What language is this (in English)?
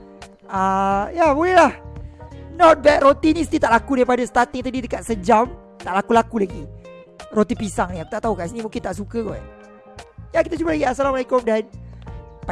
Malay